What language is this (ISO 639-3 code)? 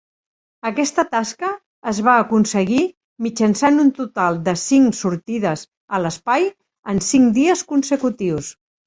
cat